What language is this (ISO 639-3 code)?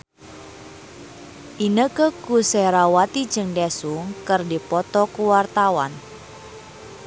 sun